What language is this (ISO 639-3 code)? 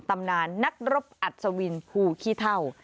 tha